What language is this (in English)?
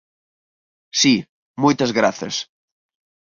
Galician